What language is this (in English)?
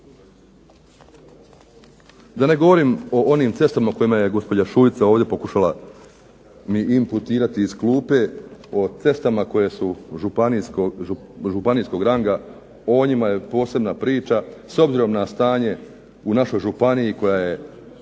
Croatian